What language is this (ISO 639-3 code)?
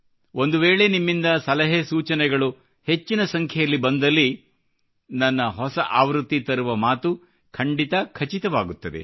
kan